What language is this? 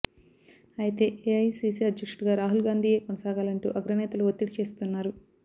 Telugu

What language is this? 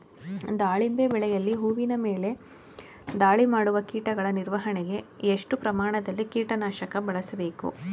Kannada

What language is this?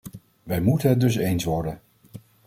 Dutch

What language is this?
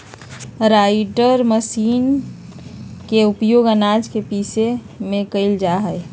Magahi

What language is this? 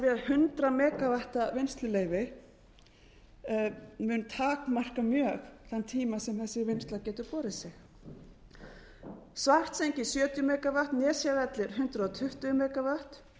Icelandic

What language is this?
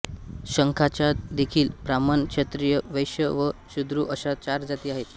Marathi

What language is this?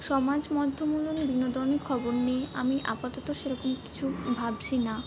Bangla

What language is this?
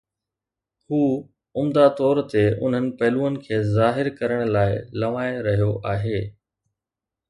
Sindhi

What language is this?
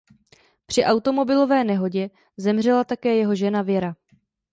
Czech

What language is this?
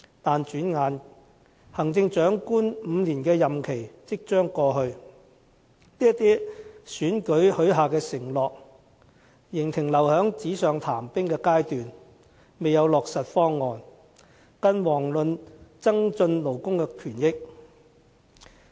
Cantonese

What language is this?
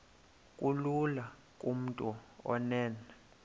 Xhosa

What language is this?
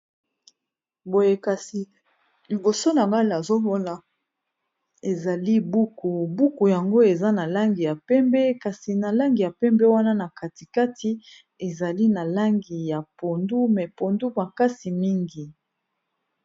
Lingala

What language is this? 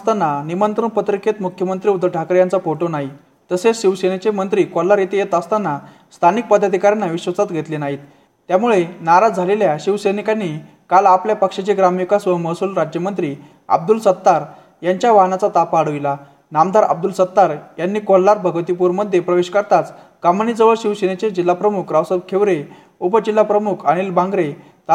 Marathi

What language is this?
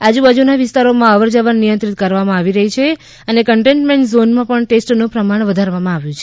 Gujarati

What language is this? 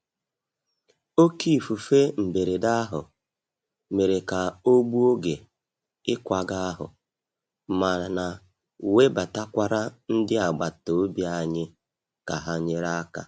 Igbo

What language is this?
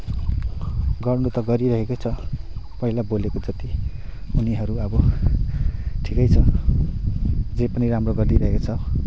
Nepali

